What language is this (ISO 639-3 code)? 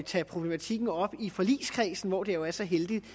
dan